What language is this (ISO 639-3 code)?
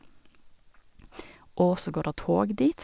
nor